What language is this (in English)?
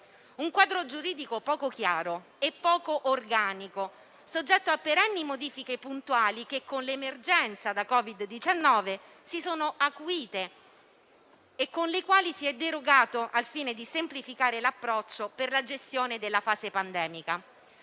Italian